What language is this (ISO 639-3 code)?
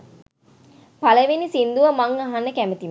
sin